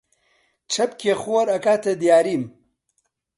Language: Central Kurdish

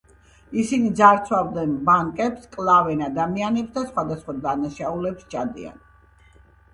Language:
Georgian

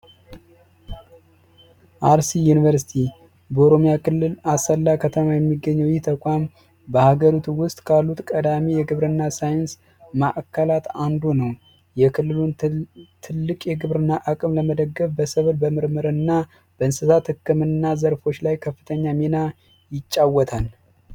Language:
Amharic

